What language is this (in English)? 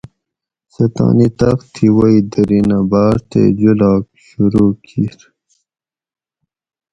Gawri